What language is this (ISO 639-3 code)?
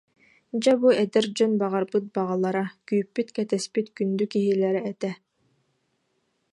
sah